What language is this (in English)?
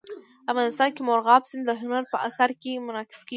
Pashto